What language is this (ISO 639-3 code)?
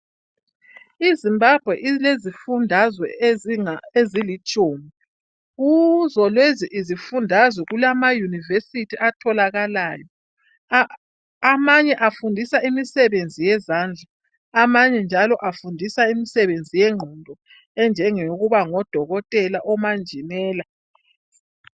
nde